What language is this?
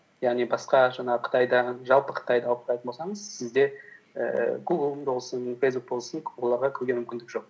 Kazakh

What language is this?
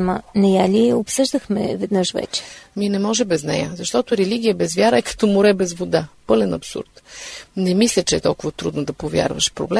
Bulgarian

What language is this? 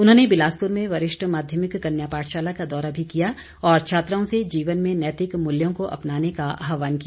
Hindi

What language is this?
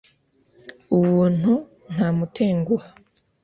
Kinyarwanda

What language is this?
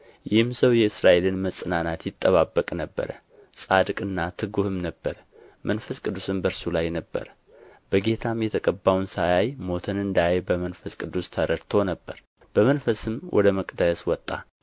Amharic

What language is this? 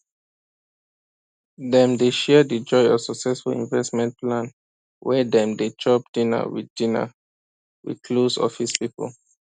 Nigerian Pidgin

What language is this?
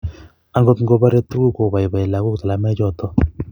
Kalenjin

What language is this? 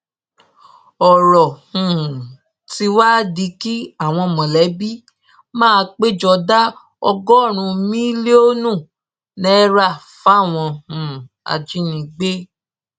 Yoruba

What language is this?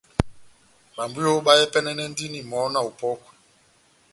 Batanga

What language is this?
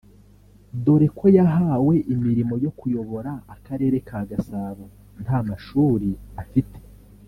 Kinyarwanda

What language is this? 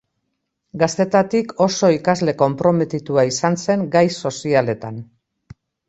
Basque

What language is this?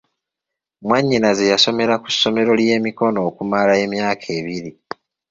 Ganda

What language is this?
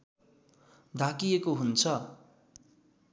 Nepali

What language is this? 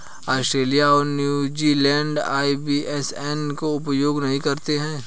Hindi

